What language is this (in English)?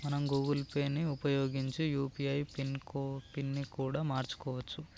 Telugu